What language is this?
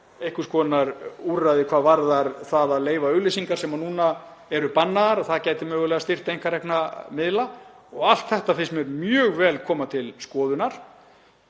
Icelandic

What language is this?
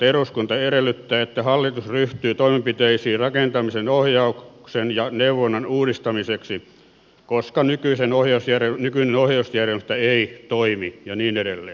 Finnish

